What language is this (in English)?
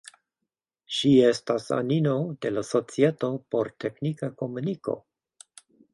Esperanto